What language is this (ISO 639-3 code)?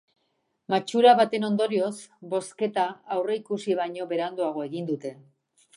eus